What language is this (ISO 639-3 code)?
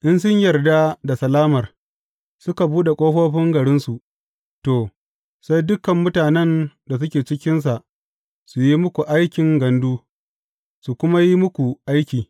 hau